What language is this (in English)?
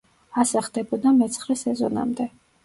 Georgian